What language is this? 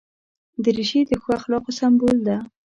Pashto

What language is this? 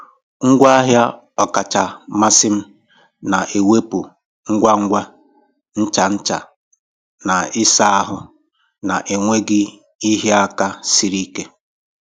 Igbo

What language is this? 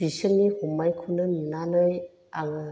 Bodo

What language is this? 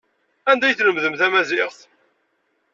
Kabyle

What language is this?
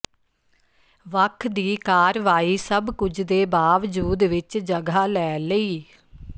Punjabi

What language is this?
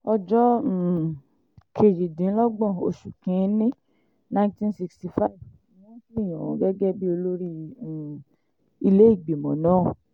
Yoruba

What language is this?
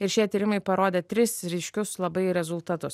Lithuanian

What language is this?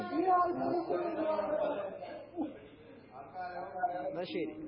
Malayalam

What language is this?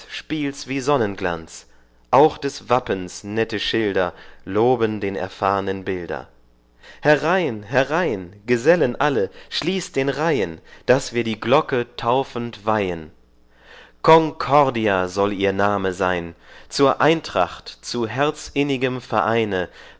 German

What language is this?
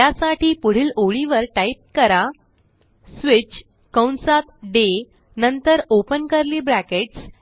Marathi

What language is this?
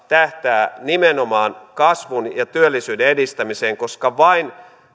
Finnish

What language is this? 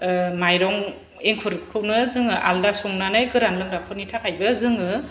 Bodo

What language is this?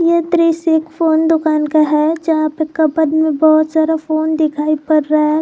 Hindi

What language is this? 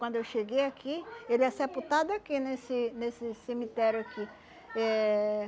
Portuguese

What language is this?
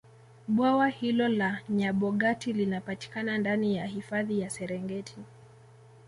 Swahili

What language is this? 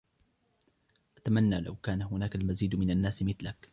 Arabic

